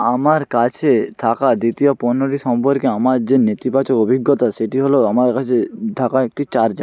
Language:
Bangla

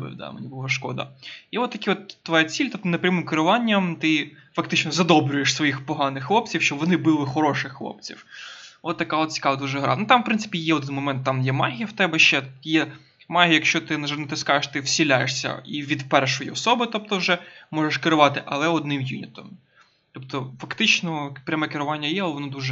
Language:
Ukrainian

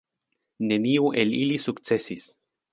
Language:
Esperanto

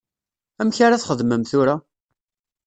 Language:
Kabyle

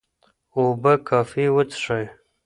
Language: Pashto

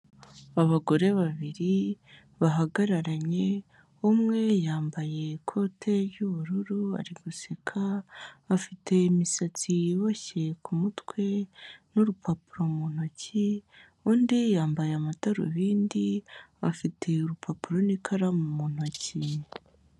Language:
Kinyarwanda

